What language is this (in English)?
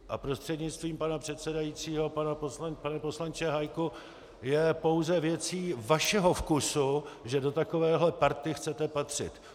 Czech